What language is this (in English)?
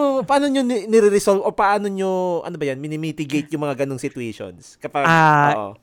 Filipino